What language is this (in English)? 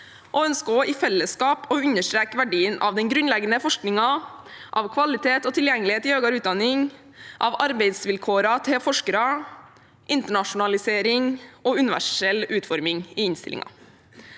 Norwegian